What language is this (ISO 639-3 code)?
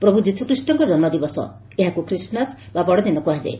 ori